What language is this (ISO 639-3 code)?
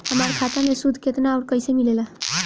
bho